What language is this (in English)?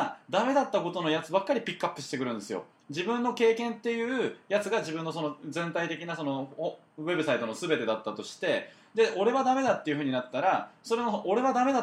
Japanese